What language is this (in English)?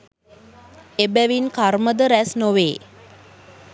Sinhala